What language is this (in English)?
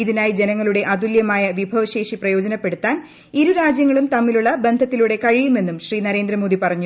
Malayalam